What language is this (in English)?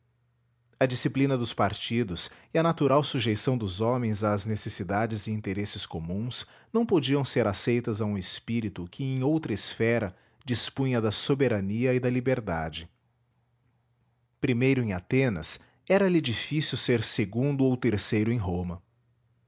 Portuguese